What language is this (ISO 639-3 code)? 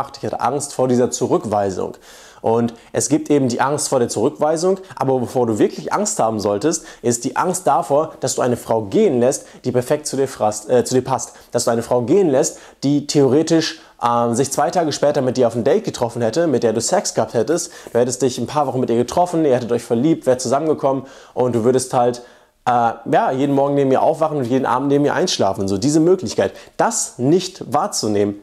deu